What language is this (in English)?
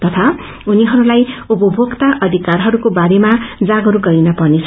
Nepali